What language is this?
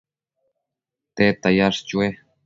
Matsés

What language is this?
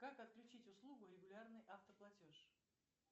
Russian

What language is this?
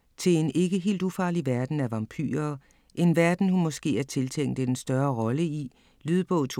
Danish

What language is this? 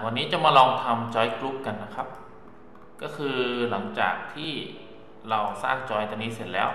Thai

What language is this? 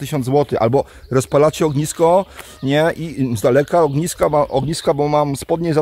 Polish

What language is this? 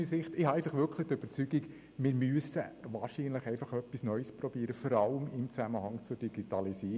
Swiss German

